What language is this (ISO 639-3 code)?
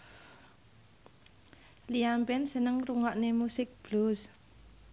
jav